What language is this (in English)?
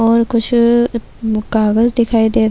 Urdu